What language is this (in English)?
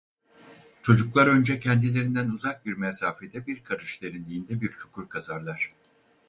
Turkish